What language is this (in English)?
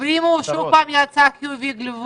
Hebrew